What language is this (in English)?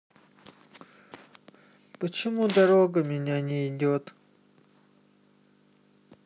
Russian